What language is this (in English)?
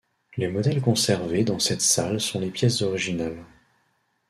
French